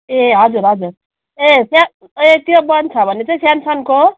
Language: Nepali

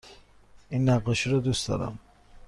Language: Persian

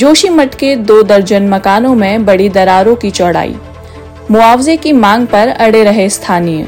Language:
Hindi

